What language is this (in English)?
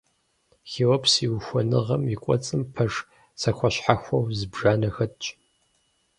Kabardian